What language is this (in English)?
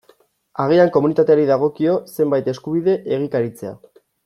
Basque